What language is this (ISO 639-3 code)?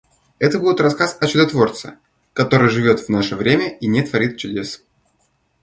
rus